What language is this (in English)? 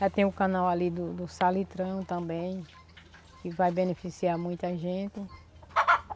Portuguese